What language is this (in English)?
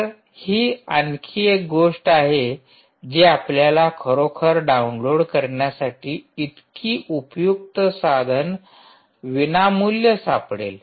Marathi